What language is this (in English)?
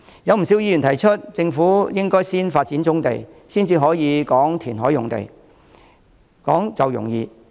Cantonese